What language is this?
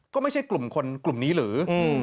Thai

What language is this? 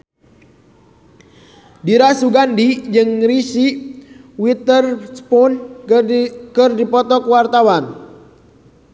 Sundanese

